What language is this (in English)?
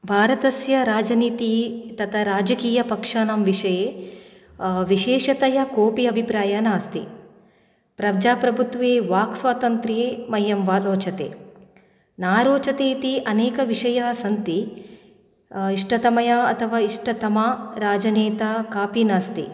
Sanskrit